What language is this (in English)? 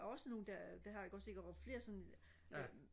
Danish